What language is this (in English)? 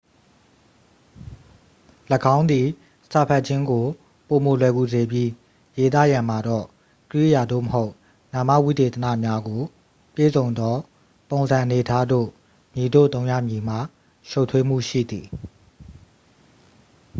Burmese